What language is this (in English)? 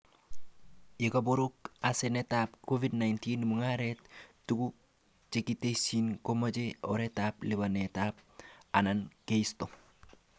Kalenjin